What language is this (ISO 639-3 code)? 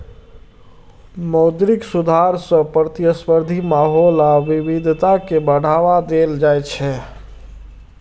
mai